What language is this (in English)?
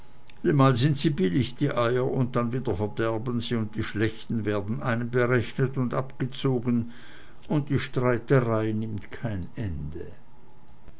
German